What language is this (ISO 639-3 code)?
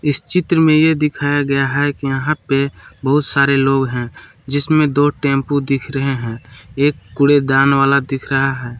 hin